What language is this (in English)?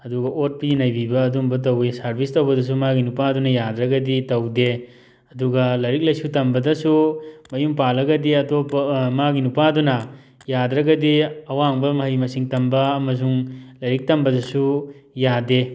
Manipuri